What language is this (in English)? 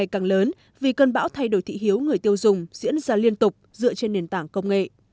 Vietnamese